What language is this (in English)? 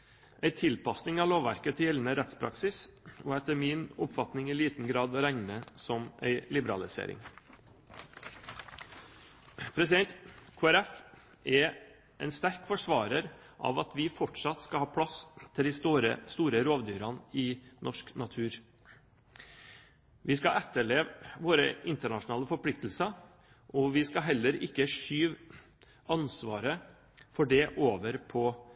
Norwegian Bokmål